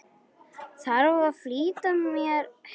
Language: Icelandic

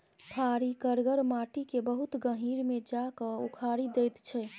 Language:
Maithili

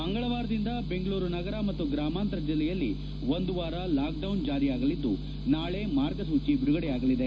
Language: Kannada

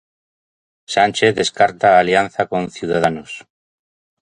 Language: Galician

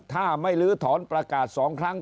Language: Thai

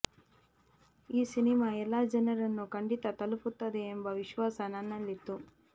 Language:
Kannada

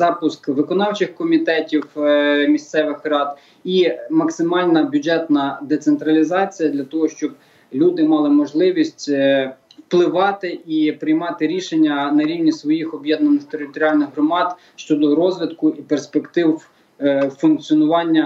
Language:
Ukrainian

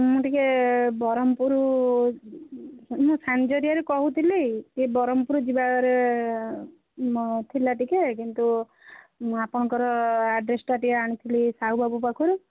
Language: Odia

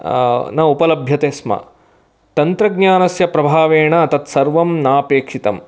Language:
Sanskrit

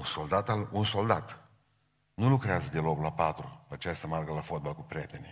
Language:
Romanian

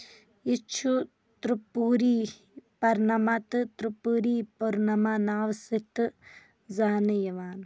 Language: Kashmiri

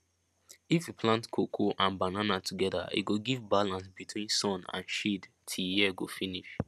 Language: Nigerian Pidgin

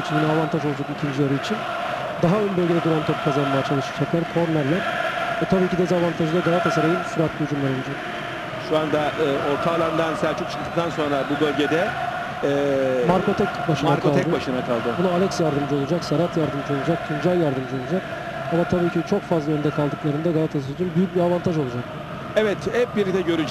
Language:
Turkish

